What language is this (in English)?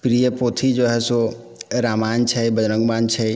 Maithili